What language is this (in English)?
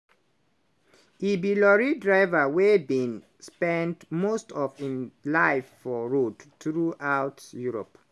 Nigerian Pidgin